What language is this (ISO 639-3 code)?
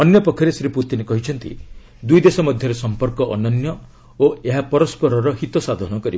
ori